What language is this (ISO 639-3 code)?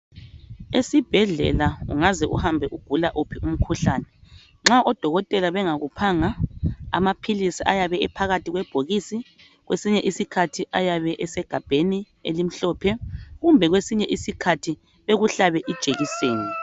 nde